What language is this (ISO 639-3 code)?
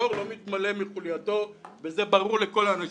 heb